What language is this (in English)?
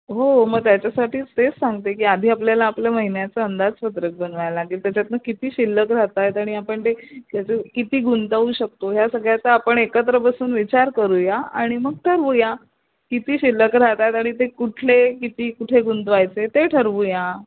Marathi